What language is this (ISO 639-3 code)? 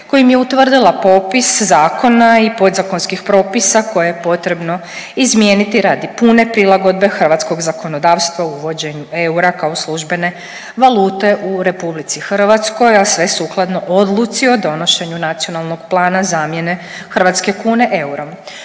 hrv